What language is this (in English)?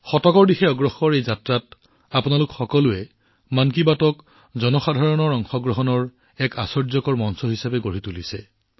Assamese